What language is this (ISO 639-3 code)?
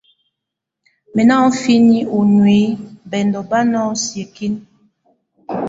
tvu